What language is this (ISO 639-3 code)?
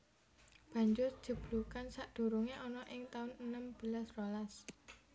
jav